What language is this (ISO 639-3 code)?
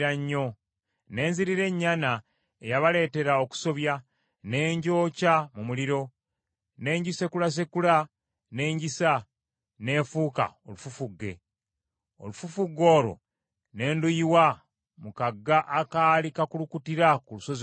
lug